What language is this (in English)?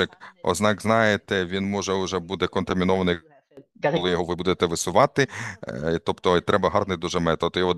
Ukrainian